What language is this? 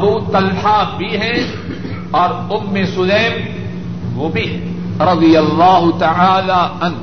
Urdu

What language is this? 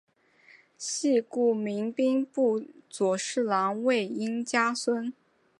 Chinese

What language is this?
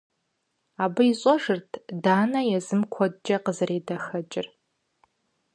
Kabardian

